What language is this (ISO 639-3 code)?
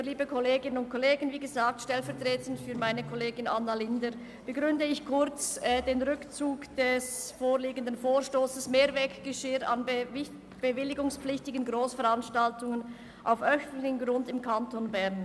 gsw